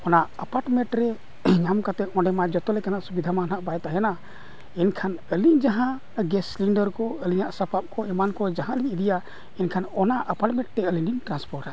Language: Santali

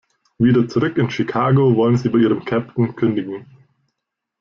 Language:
German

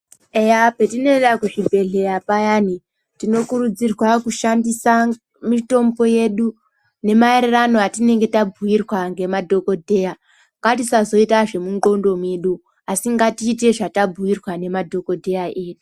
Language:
Ndau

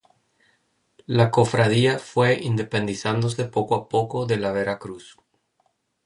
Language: Spanish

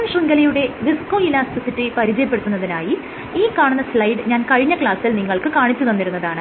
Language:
Malayalam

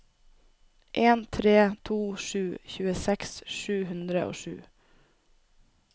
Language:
Norwegian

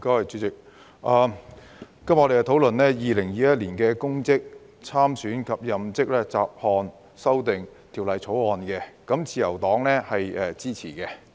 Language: Cantonese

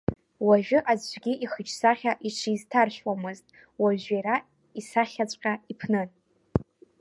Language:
Abkhazian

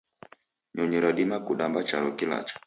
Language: Taita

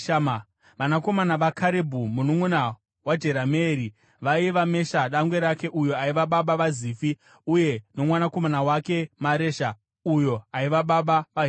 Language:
Shona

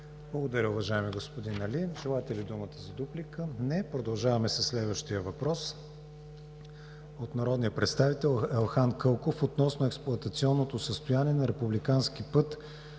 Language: Bulgarian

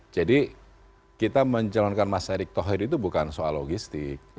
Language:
Indonesian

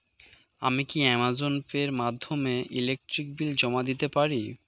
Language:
Bangla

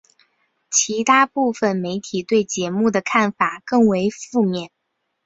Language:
Chinese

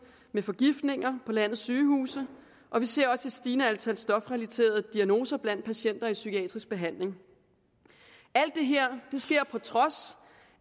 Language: Danish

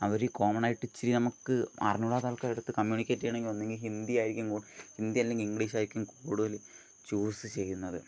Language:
Malayalam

